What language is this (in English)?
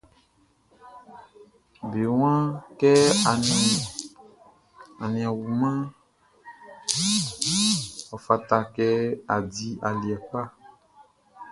Baoulé